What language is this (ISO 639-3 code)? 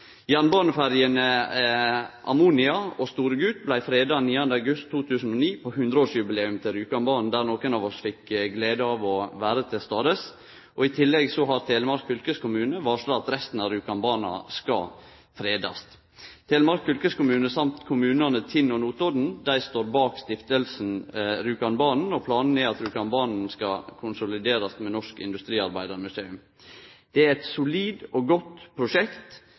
nno